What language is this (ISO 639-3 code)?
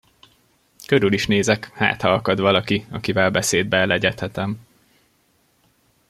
hun